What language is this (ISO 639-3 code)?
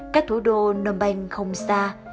vie